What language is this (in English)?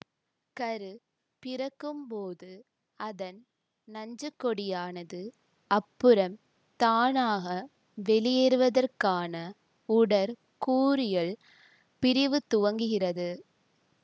Tamil